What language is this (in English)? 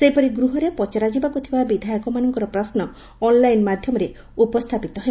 Odia